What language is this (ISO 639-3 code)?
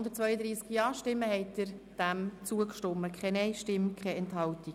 gsw